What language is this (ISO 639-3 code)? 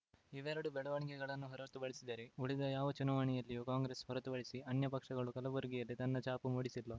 kan